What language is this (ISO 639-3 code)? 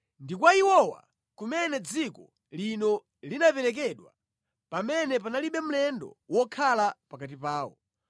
nya